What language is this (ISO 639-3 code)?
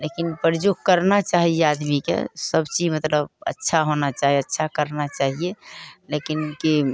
mai